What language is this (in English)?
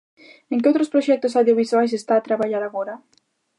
Galician